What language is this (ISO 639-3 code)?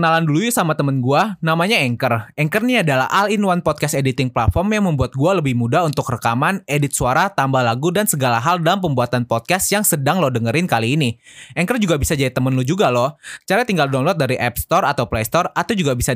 ind